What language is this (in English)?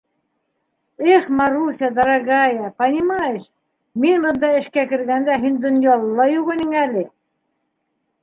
Bashkir